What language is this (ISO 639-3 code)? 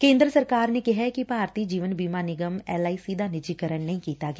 pan